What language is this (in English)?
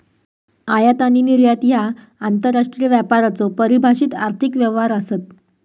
Marathi